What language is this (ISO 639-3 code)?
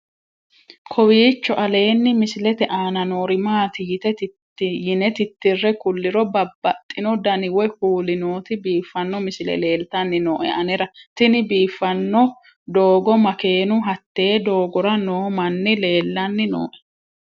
sid